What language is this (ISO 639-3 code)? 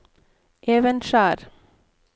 nor